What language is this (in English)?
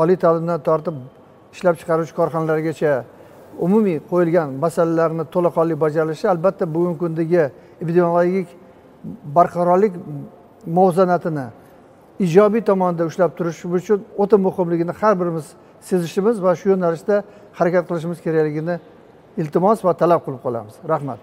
Turkish